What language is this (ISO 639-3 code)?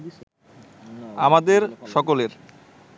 ben